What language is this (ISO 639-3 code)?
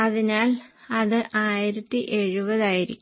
mal